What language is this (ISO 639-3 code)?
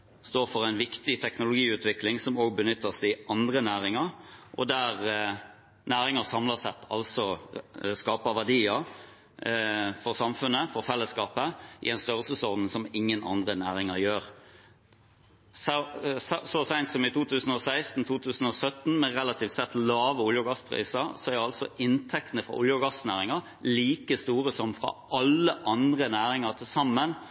nob